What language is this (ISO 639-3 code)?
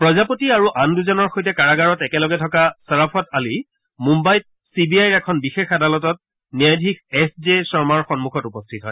asm